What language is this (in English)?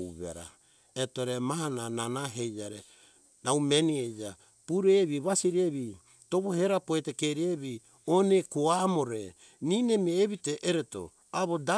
Hunjara-Kaina Ke